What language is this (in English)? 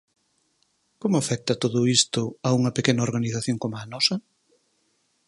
Galician